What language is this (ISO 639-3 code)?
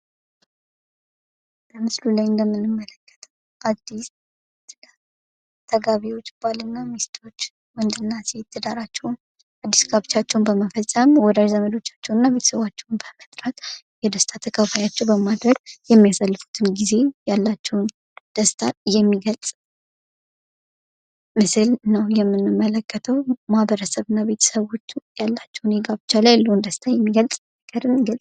amh